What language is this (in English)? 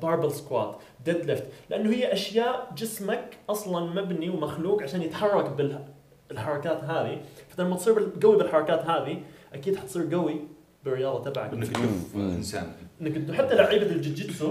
Arabic